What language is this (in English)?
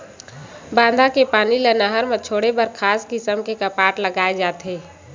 Chhattisgarhi